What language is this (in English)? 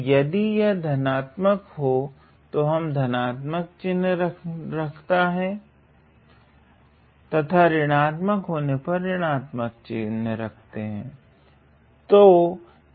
Hindi